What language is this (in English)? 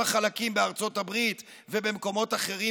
Hebrew